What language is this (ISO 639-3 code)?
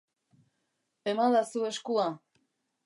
eus